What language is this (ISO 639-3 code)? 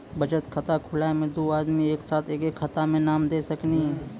mai